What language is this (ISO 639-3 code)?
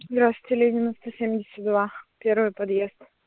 rus